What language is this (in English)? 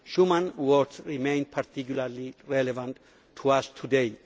English